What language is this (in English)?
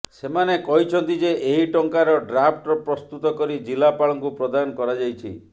Odia